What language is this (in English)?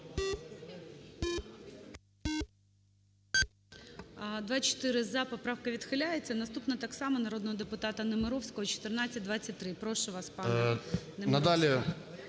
Ukrainian